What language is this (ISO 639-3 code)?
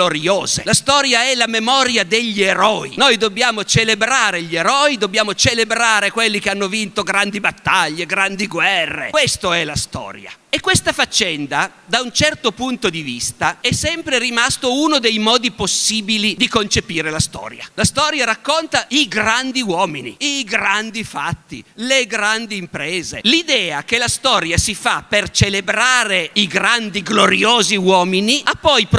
ita